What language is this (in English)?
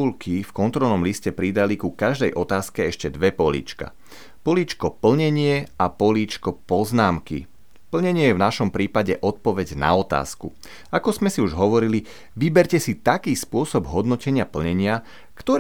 Slovak